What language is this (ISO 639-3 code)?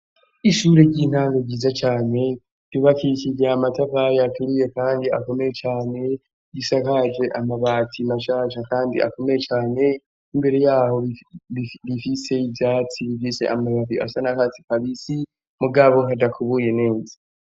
run